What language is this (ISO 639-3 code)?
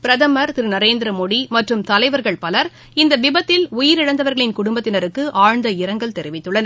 tam